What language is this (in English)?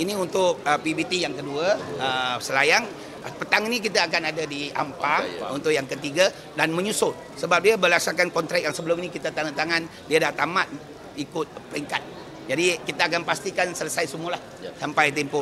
Malay